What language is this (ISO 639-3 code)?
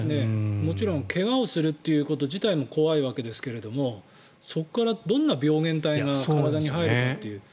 jpn